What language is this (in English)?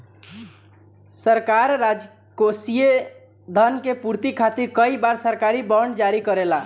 Bhojpuri